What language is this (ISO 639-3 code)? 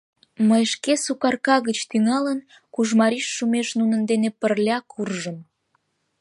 chm